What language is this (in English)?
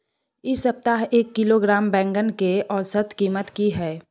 Maithili